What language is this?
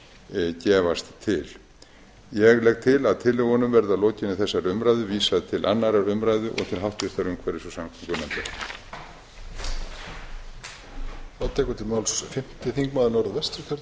Icelandic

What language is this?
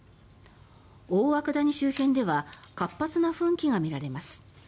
Japanese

